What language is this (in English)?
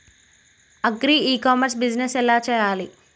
Telugu